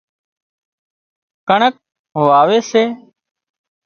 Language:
Wadiyara Koli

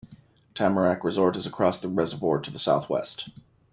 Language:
English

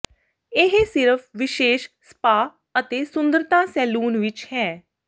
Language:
Punjabi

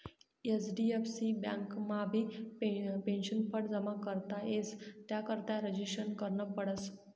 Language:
Marathi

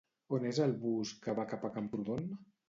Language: Catalan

